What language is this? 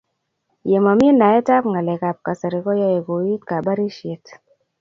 Kalenjin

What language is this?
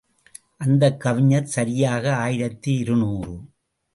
Tamil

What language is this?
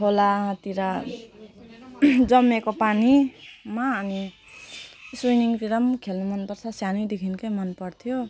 Nepali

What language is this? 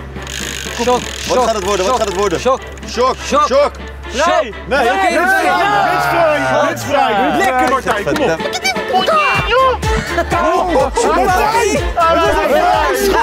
Dutch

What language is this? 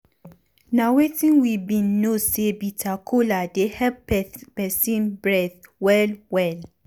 Nigerian Pidgin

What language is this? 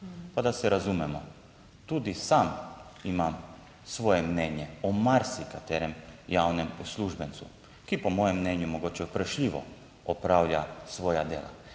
Slovenian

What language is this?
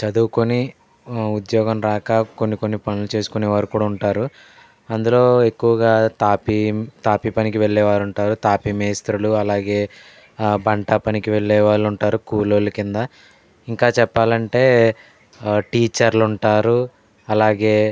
Telugu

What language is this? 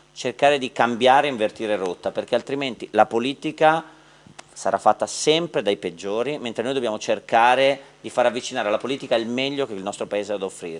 Italian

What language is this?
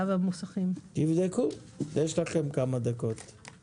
Hebrew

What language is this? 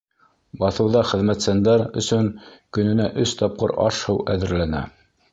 Bashkir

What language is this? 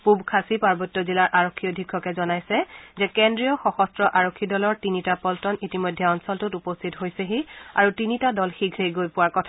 Assamese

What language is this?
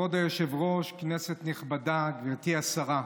Hebrew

